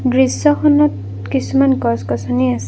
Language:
Assamese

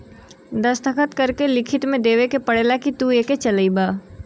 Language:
Bhojpuri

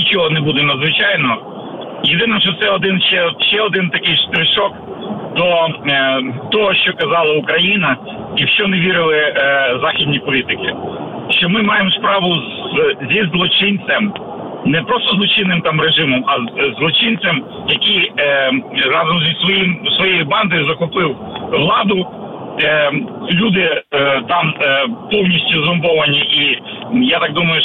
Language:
Ukrainian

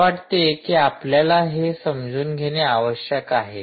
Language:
Marathi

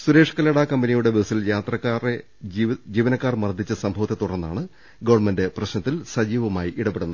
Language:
Malayalam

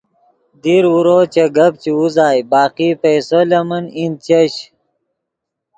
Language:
Yidgha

